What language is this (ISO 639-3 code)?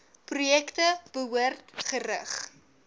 afr